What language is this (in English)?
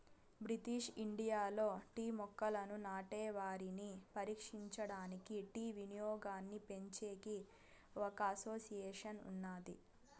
Telugu